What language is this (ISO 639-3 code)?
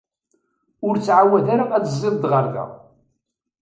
kab